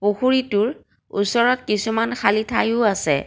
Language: Assamese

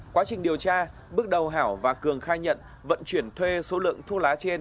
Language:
Vietnamese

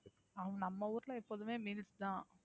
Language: Tamil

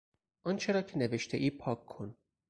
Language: Persian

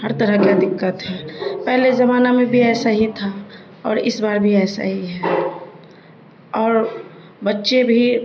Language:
Urdu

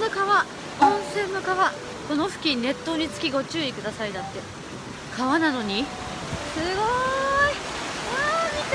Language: Japanese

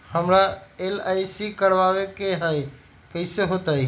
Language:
Magahi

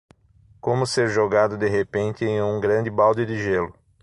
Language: Portuguese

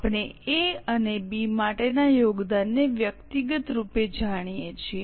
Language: Gujarati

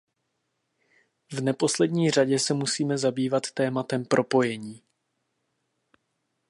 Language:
Czech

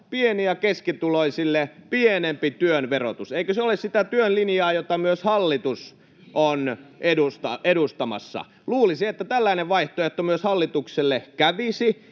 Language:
Finnish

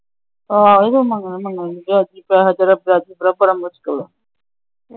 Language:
Punjabi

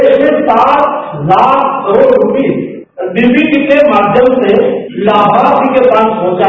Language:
Hindi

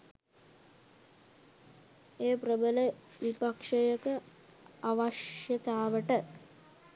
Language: Sinhala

